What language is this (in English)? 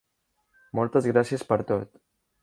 Catalan